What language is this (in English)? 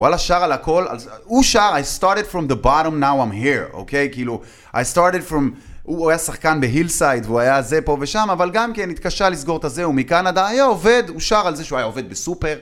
Hebrew